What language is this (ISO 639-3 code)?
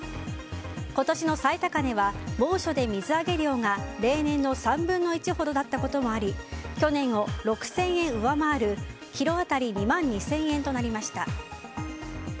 jpn